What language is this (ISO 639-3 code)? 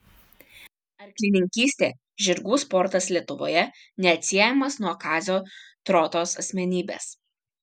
lit